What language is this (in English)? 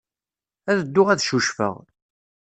Kabyle